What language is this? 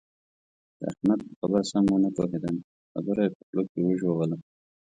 Pashto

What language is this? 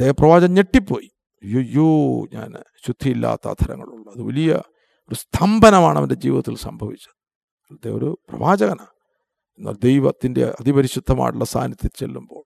Malayalam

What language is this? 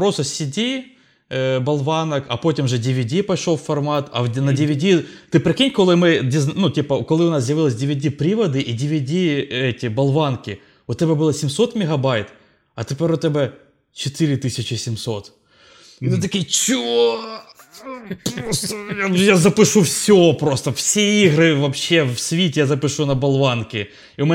Ukrainian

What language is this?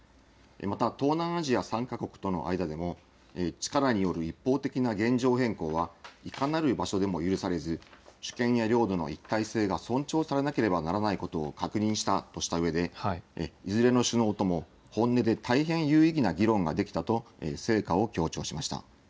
Japanese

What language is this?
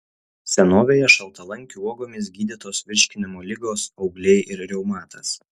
Lithuanian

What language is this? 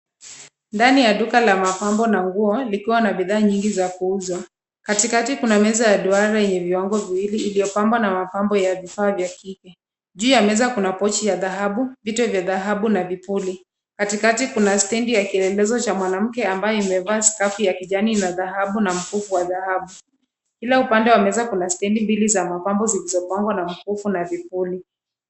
Swahili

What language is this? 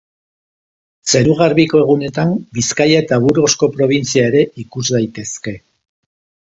Basque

